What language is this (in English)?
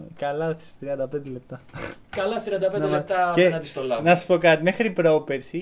Greek